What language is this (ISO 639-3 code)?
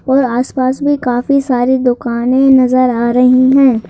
hin